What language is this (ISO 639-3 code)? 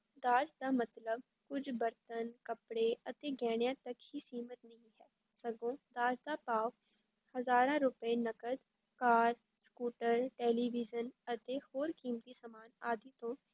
pan